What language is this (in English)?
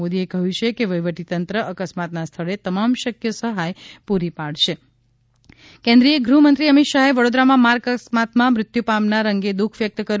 Gujarati